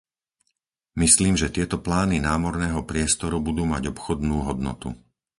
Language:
Slovak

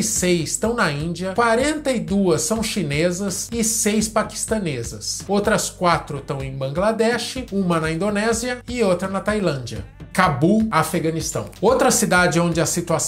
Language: Portuguese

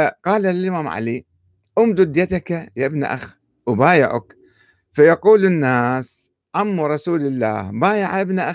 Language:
Arabic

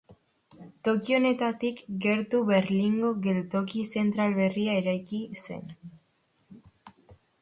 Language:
Basque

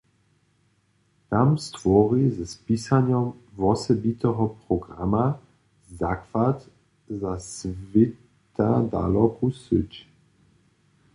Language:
Upper Sorbian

